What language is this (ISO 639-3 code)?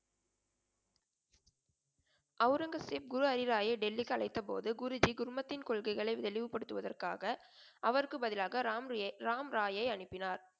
tam